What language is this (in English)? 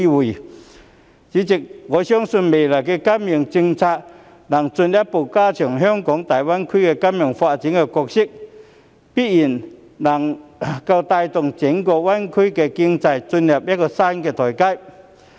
Cantonese